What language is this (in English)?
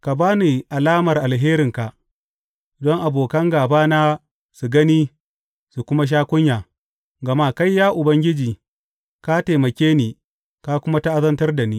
Hausa